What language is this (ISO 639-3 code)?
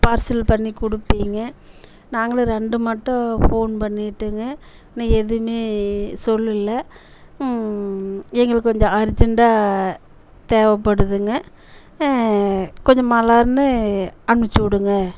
tam